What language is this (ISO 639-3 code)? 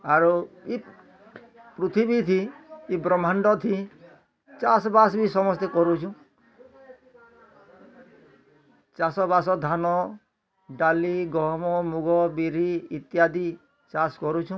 ori